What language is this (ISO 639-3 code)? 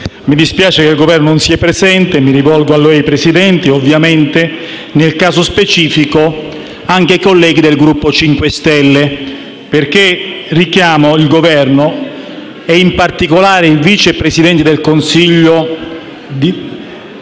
ita